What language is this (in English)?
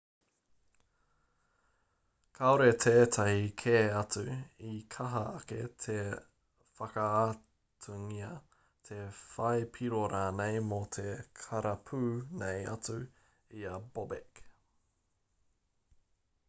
Māori